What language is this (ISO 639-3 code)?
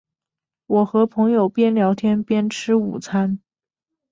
zho